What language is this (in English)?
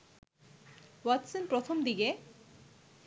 Bangla